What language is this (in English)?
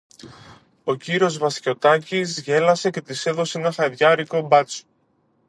Greek